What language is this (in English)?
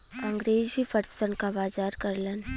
Bhojpuri